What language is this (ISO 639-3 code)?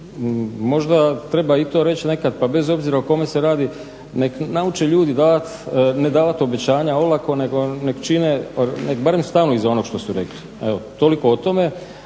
hrv